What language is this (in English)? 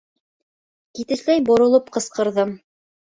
Bashkir